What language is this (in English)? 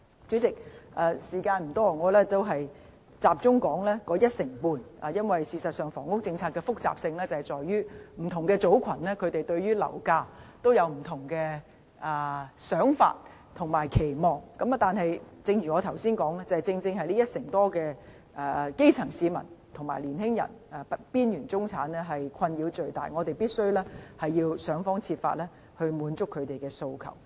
Cantonese